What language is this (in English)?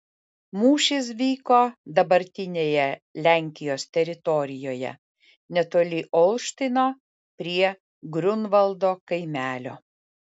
Lithuanian